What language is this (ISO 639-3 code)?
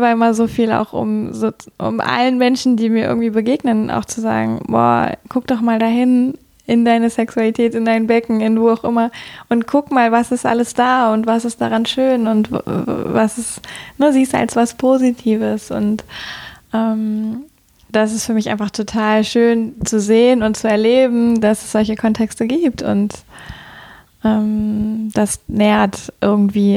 deu